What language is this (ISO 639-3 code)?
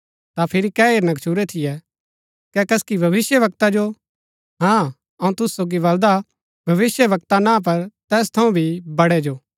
gbk